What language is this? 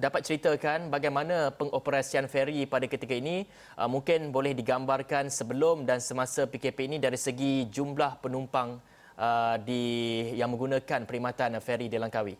Malay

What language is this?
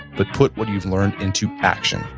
English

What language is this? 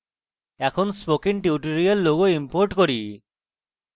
Bangla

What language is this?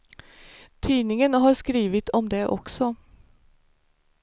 Swedish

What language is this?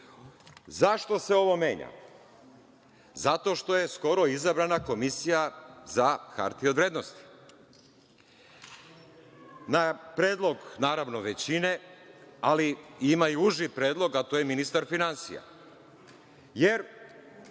Serbian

